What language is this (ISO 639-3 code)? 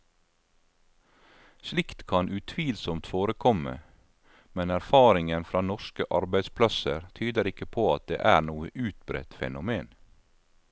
nor